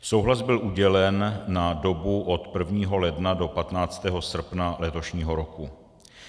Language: Czech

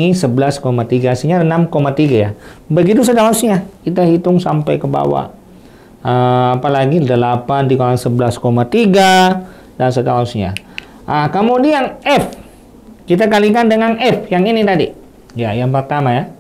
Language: Indonesian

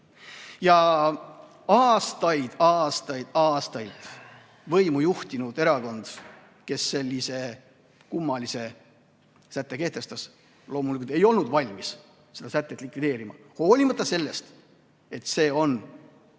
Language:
Estonian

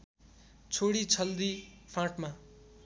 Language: Nepali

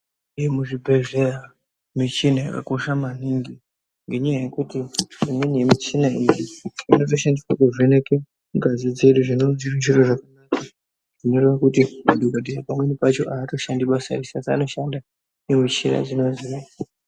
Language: Ndau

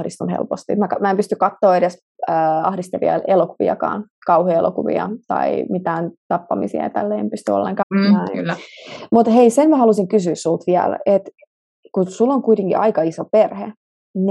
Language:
Finnish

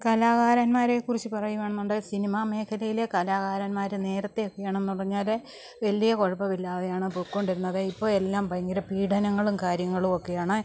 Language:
Malayalam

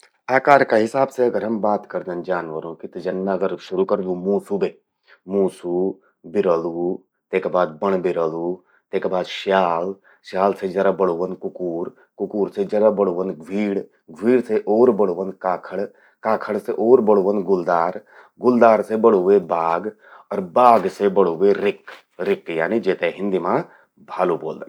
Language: Garhwali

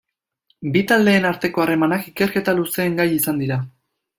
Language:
Basque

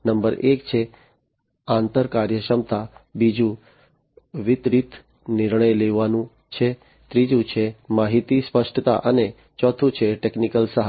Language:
Gujarati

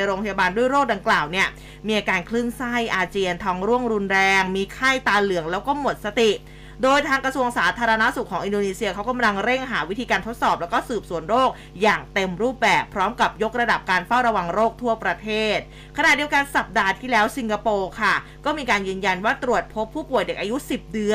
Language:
Thai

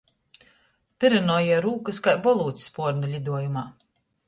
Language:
Latgalian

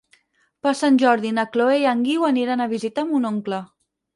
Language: Catalan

